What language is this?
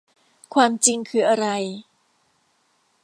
Thai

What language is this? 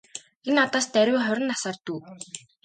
Mongolian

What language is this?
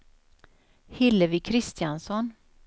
Swedish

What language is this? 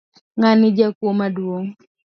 Luo (Kenya and Tanzania)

